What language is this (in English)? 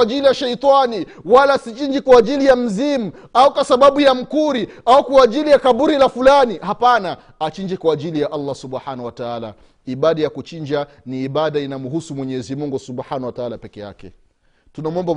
Swahili